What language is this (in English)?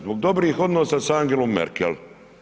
Croatian